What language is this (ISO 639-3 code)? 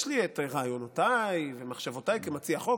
heb